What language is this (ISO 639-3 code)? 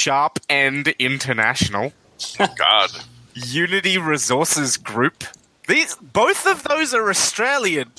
eng